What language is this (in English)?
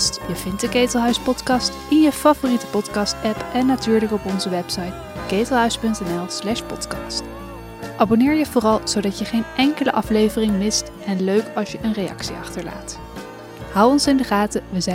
Dutch